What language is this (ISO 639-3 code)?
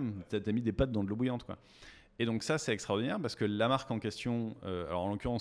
fra